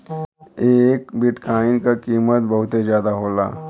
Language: Bhojpuri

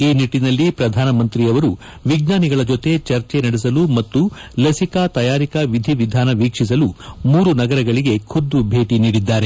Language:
Kannada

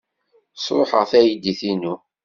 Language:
Kabyle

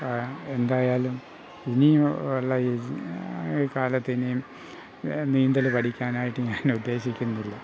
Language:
Malayalam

